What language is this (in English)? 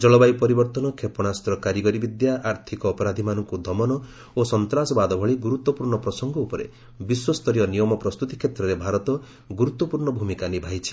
Odia